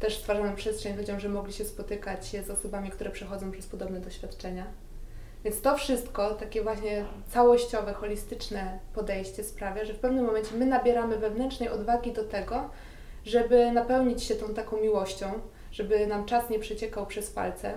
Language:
Polish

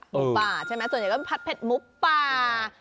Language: Thai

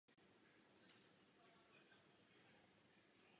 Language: Czech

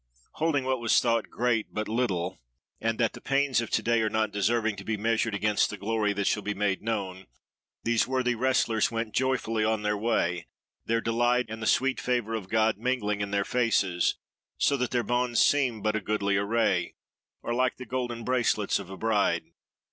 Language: English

